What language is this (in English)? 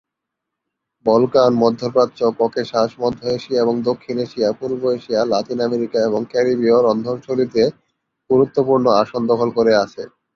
Bangla